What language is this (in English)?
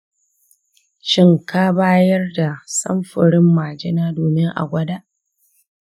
Hausa